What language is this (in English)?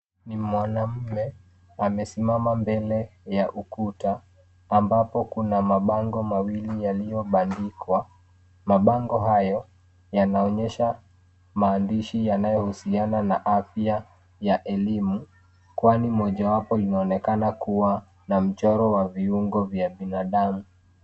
Swahili